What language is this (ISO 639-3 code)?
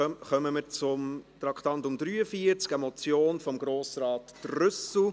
gsw